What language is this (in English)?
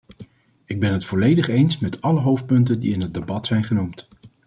Dutch